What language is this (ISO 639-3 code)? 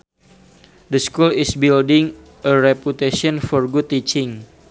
sun